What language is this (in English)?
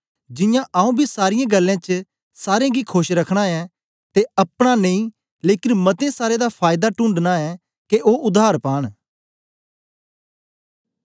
Dogri